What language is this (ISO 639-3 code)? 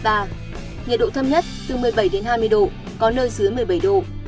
vie